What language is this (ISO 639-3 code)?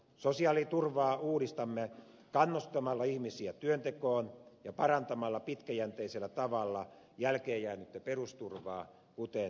fin